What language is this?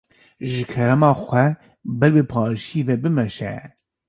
Kurdish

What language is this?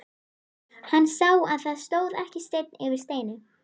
Icelandic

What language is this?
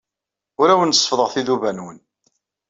Kabyle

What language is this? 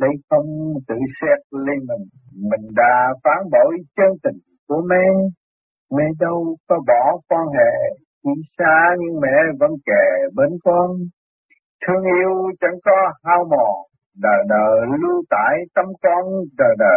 Vietnamese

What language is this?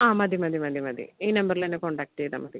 Malayalam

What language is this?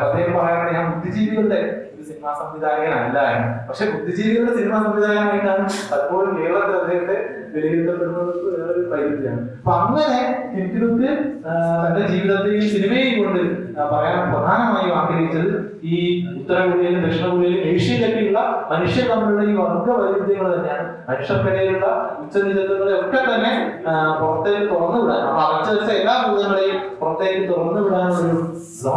Malayalam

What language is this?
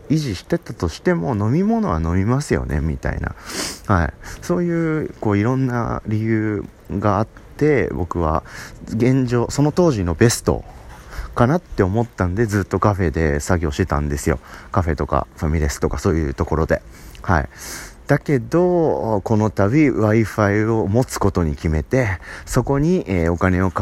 Japanese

